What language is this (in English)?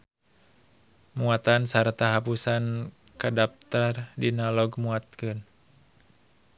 Sundanese